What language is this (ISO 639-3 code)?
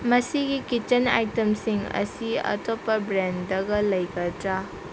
mni